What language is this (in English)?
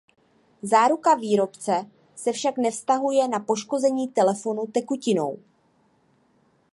Czech